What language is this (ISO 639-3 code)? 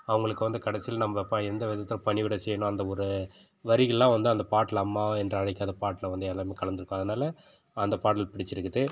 tam